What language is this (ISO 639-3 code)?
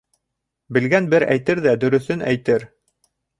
bak